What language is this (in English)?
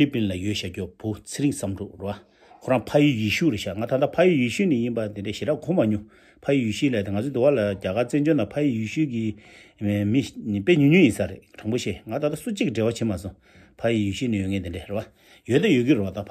Korean